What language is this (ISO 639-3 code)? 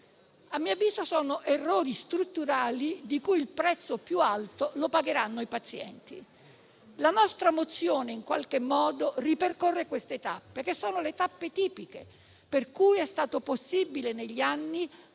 ita